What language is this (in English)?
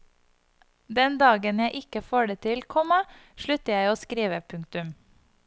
Norwegian